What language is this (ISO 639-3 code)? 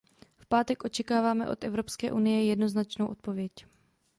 ces